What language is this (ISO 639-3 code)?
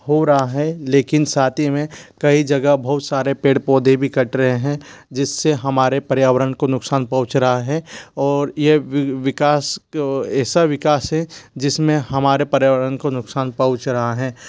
hin